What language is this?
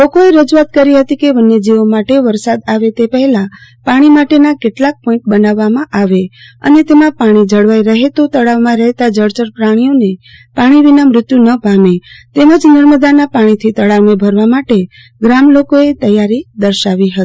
Gujarati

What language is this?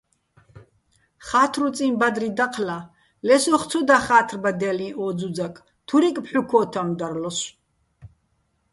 Bats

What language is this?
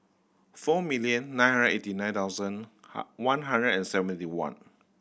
English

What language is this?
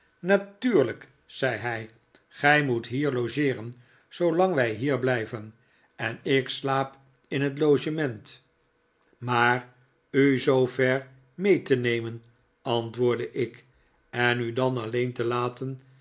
Dutch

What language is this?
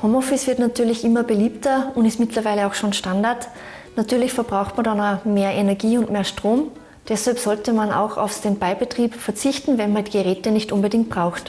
German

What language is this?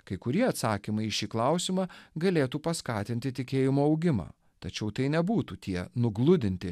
Lithuanian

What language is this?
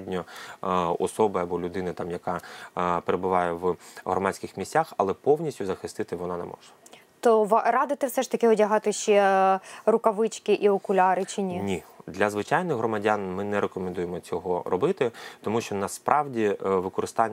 Ukrainian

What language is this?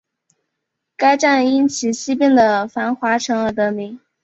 Chinese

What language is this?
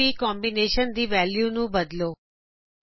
Punjabi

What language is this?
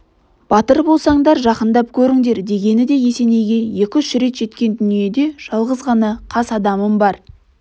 Kazakh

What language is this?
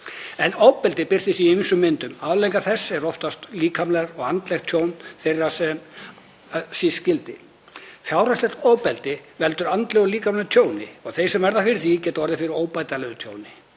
Icelandic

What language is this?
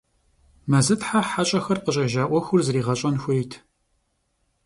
Kabardian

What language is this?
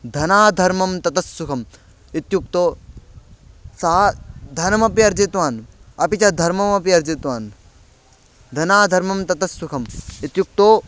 Sanskrit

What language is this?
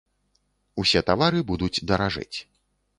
Belarusian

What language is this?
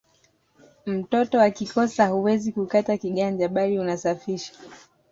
Swahili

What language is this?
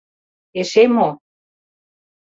Mari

